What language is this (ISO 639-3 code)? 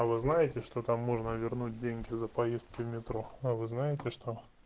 rus